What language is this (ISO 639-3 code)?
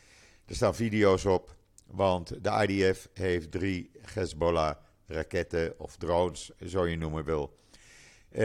nld